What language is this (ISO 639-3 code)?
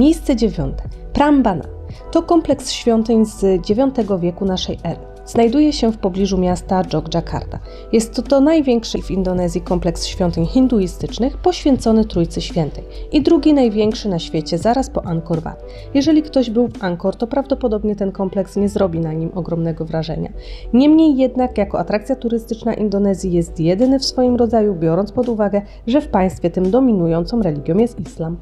pol